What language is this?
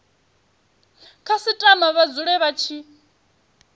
Venda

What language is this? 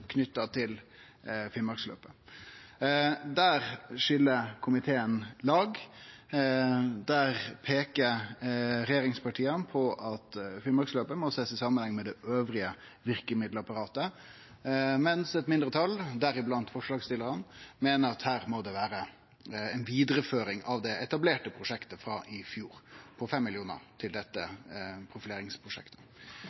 Norwegian Nynorsk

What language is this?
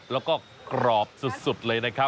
Thai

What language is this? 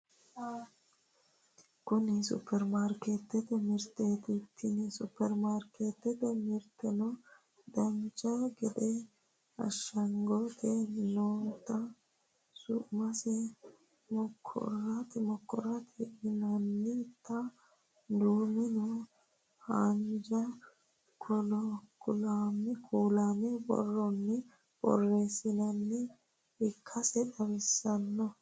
Sidamo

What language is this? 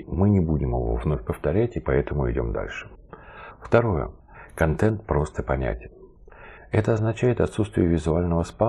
Russian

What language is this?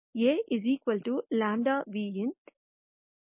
Tamil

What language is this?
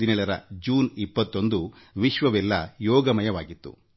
Kannada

